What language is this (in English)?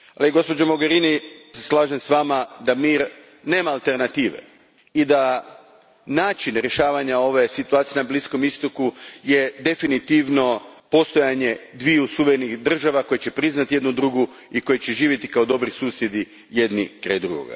Croatian